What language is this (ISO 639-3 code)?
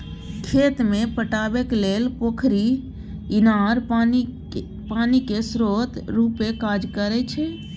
mai